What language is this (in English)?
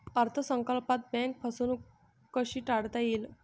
Marathi